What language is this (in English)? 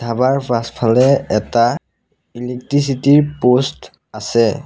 Assamese